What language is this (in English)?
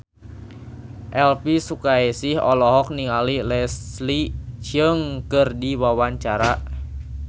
Sundanese